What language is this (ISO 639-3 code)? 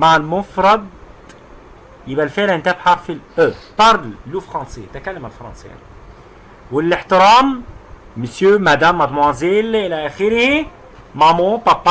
ara